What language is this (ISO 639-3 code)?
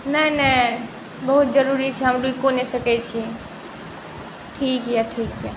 mai